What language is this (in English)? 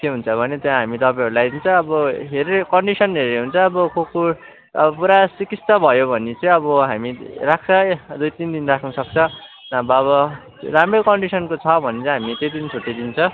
Nepali